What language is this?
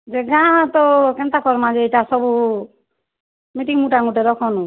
Odia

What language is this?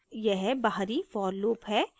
Hindi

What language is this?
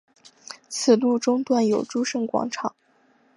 Chinese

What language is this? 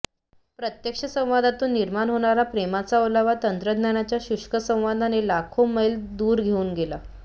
Marathi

